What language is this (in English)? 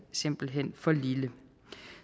Danish